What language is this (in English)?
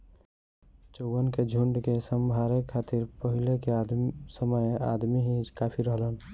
Bhojpuri